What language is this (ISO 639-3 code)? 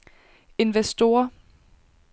dan